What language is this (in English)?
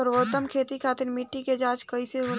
Bhojpuri